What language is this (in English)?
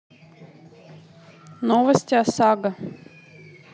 Russian